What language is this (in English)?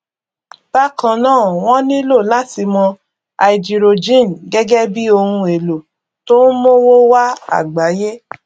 Yoruba